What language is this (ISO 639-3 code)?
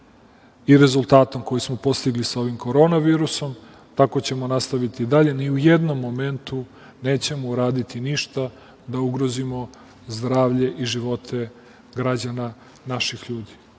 srp